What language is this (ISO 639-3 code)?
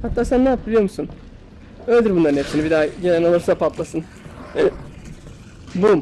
tur